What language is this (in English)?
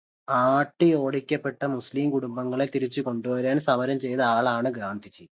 Malayalam